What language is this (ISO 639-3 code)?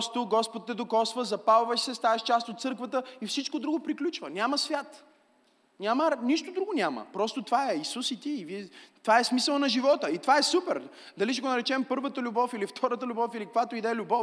bul